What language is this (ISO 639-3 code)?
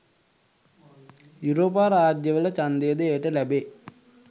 sin